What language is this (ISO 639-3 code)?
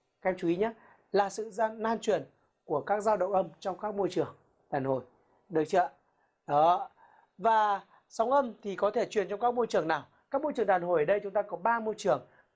vie